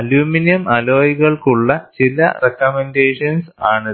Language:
Malayalam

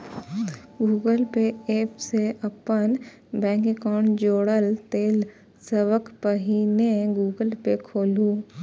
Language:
Maithili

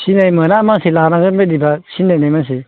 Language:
Bodo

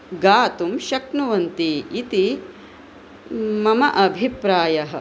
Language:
Sanskrit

